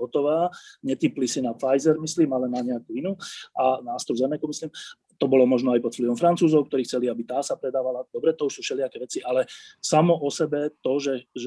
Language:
Slovak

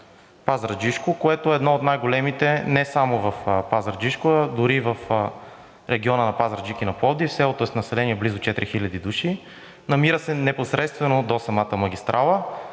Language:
Bulgarian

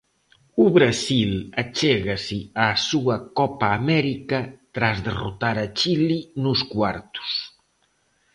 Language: Galician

